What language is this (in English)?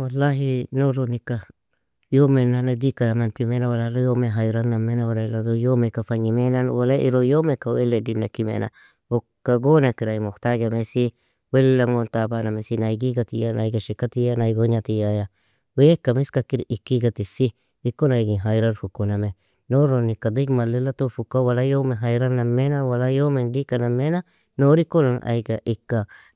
Nobiin